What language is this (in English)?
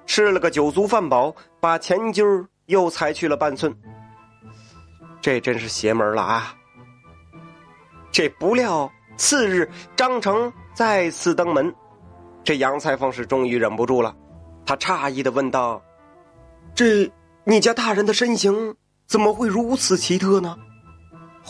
Chinese